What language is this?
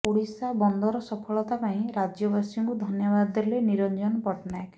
Odia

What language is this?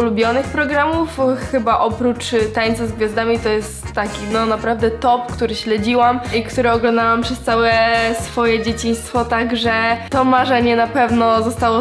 Polish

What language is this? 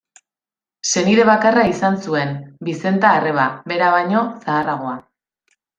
Basque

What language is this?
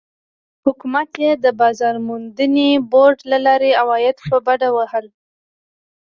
Pashto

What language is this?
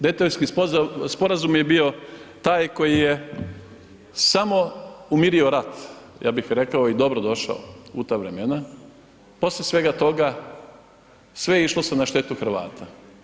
Croatian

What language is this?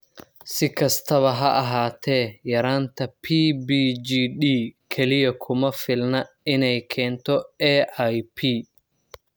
Somali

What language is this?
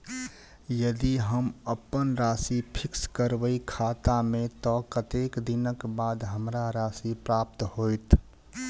Maithili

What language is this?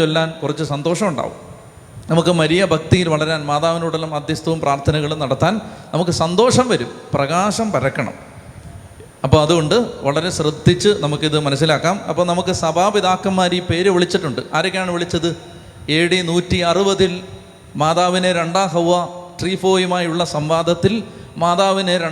Malayalam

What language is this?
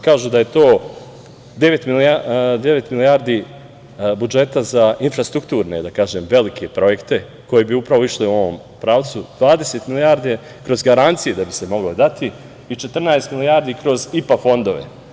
Serbian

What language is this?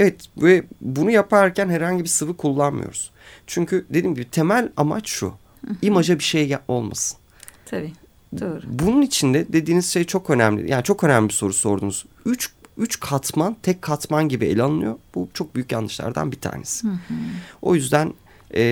Turkish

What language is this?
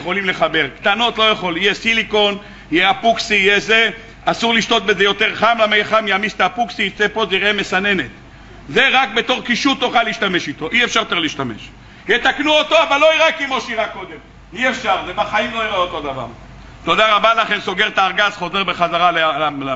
Hebrew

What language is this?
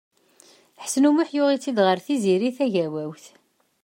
Kabyle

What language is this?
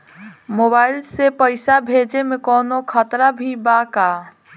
Bhojpuri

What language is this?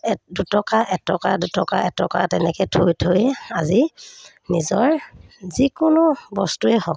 Assamese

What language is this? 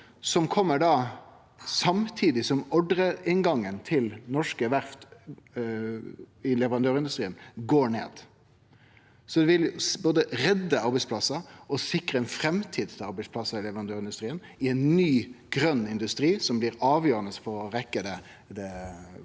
Norwegian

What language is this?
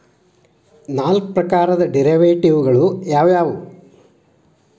Kannada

